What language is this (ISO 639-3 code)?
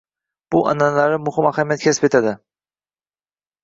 uzb